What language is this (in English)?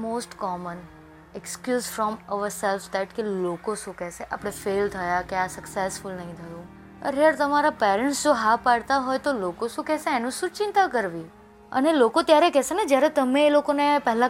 Gujarati